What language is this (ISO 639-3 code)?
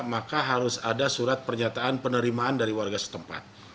ind